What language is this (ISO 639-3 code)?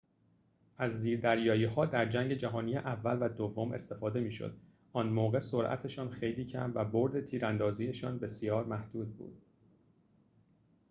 fas